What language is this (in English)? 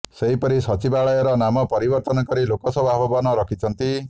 Odia